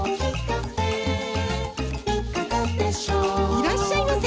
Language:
Japanese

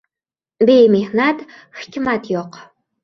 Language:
Uzbek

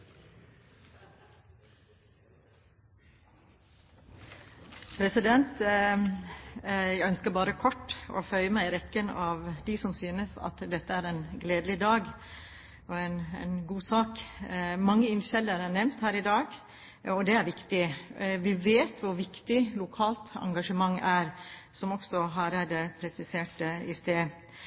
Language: Norwegian Bokmål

